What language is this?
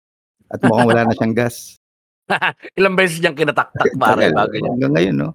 Filipino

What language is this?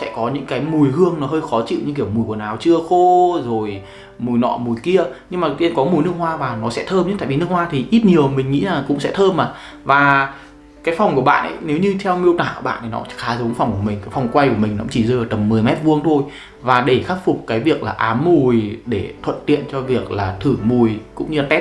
Vietnamese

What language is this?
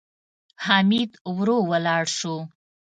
Pashto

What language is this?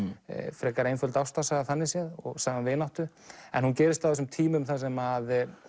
Icelandic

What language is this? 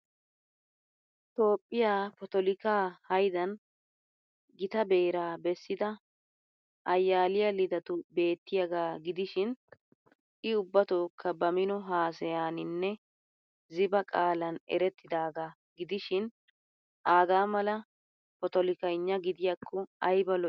Wolaytta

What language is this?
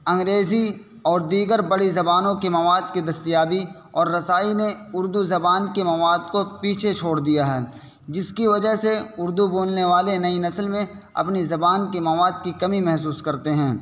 Urdu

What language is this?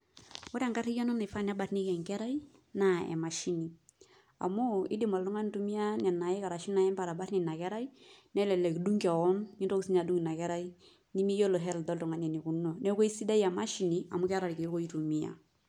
Masai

